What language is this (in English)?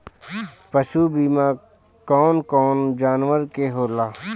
Bhojpuri